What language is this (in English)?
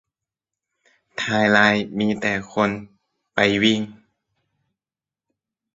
Thai